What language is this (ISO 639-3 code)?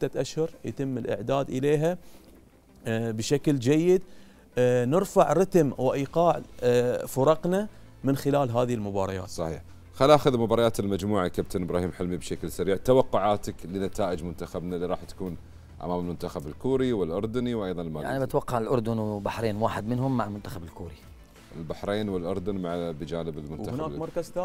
ara